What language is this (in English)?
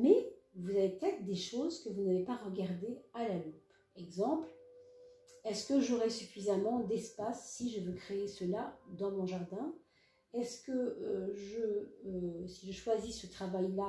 French